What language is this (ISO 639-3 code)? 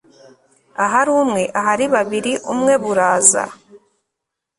kin